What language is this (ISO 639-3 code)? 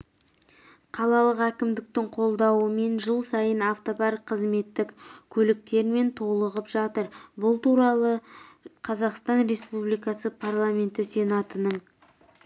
kaz